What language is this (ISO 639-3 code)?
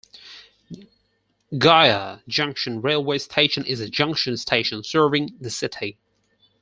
eng